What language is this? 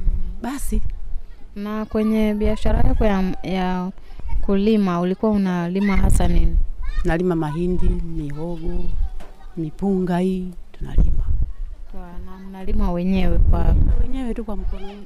Swahili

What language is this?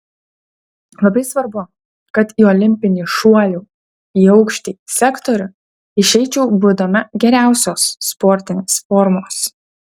Lithuanian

